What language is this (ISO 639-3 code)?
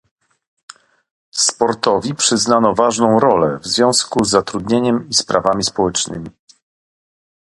pol